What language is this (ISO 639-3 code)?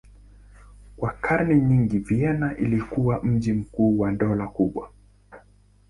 swa